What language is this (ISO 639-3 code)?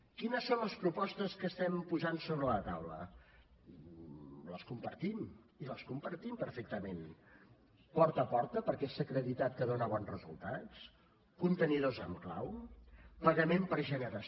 cat